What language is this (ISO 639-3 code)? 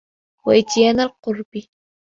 ara